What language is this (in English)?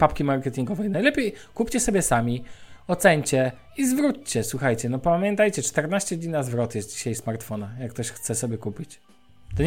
Polish